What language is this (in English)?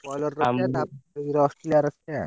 Odia